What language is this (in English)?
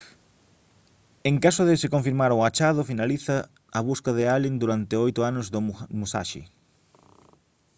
Galician